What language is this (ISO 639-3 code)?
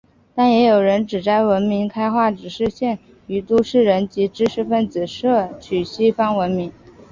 zho